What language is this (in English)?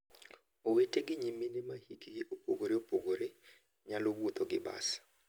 Luo (Kenya and Tanzania)